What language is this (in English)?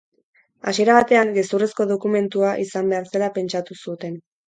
Basque